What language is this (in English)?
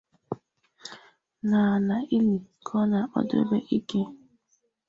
Igbo